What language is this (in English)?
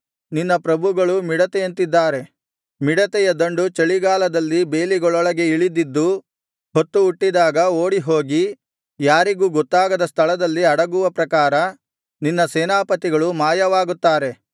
Kannada